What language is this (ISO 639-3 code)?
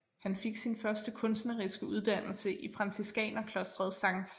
dan